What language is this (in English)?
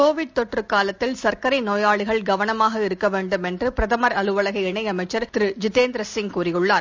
Tamil